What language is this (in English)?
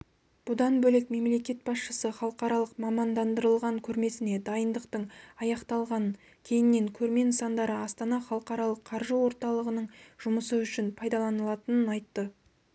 Kazakh